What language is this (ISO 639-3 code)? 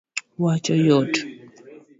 luo